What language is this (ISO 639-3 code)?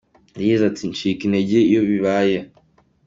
kin